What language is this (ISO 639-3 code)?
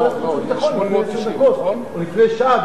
heb